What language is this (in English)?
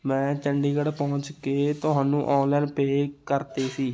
Punjabi